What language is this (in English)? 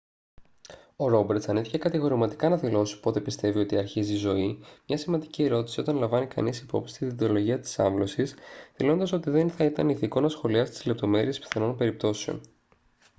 Greek